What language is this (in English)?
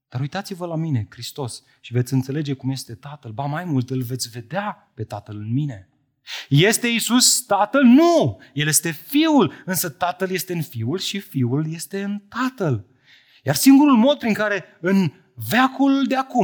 Romanian